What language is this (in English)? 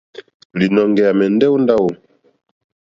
Mokpwe